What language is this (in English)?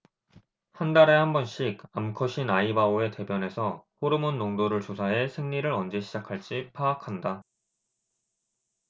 Korean